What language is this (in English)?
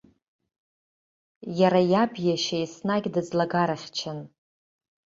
Abkhazian